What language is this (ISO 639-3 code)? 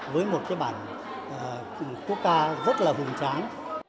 vie